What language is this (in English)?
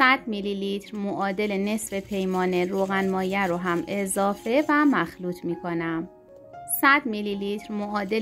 Persian